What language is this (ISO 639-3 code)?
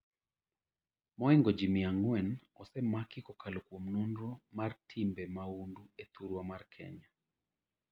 luo